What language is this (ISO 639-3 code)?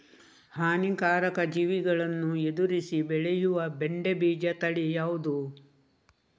kan